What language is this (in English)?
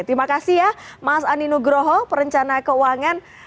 Indonesian